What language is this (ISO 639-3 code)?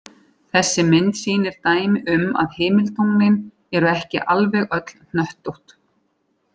isl